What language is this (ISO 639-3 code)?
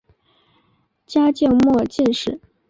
zho